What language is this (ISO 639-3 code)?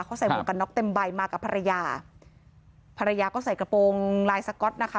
tha